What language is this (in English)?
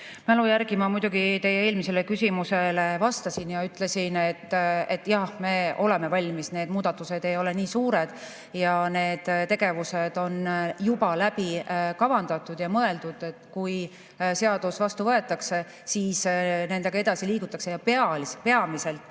Estonian